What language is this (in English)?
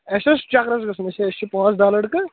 Kashmiri